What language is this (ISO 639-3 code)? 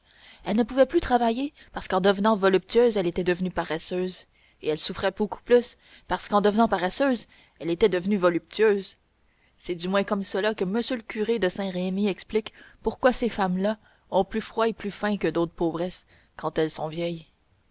fra